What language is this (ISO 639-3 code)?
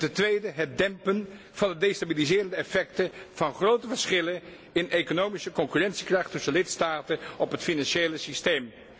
nld